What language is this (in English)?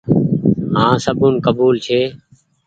Goaria